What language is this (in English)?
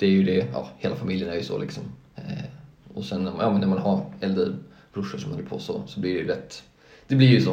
Swedish